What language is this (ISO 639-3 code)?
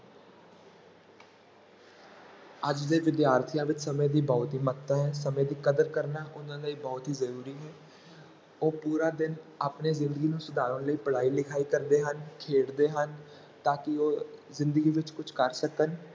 pan